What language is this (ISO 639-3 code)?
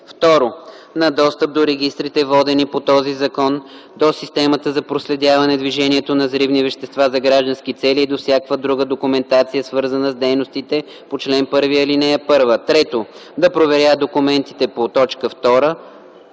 bul